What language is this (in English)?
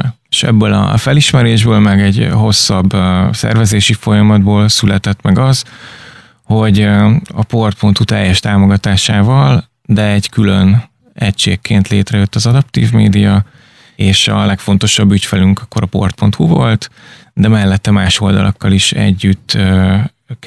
Hungarian